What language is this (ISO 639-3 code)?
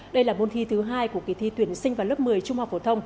vie